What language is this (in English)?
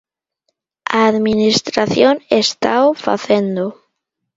Galician